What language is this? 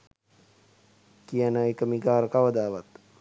Sinhala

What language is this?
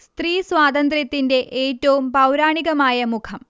Malayalam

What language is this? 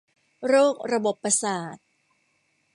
Thai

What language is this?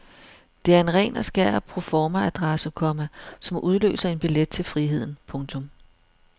Danish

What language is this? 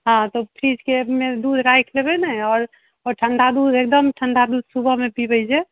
Maithili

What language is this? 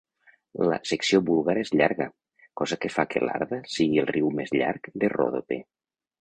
Catalan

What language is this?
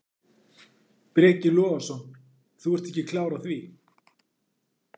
Icelandic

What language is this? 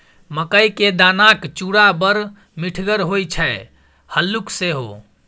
Maithili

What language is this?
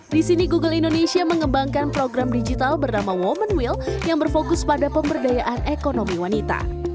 Indonesian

